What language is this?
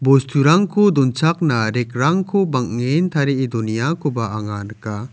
Garo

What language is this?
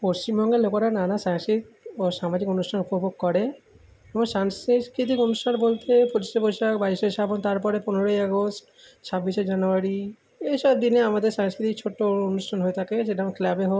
Bangla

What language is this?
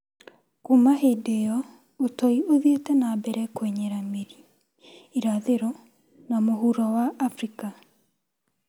Kikuyu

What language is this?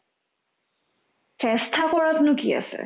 Assamese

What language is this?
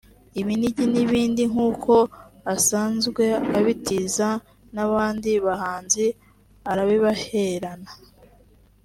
Kinyarwanda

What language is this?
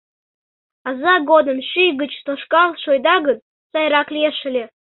Mari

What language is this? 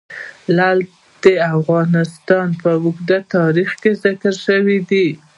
Pashto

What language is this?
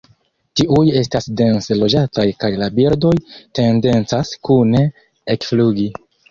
Esperanto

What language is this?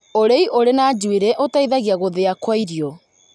Kikuyu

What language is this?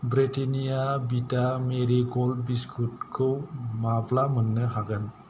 Bodo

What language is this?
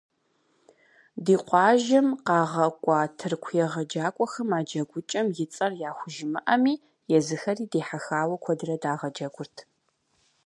Kabardian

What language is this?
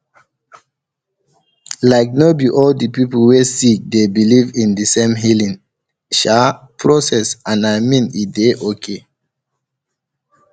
Nigerian Pidgin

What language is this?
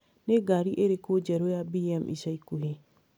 Kikuyu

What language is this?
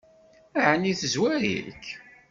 Kabyle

